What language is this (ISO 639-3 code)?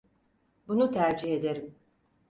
tur